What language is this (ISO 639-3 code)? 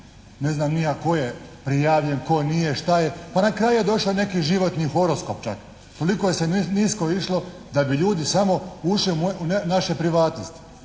hrv